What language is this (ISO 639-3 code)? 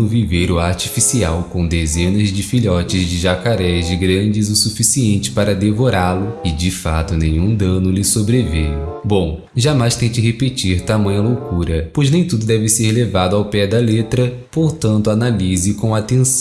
por